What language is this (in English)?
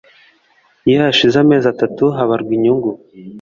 Kinyarwanda